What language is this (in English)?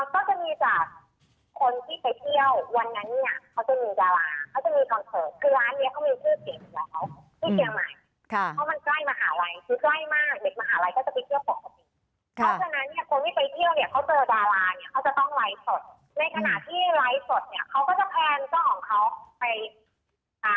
Thai